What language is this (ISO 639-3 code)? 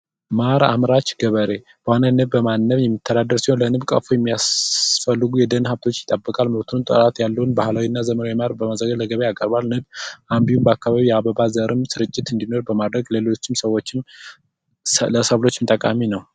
amh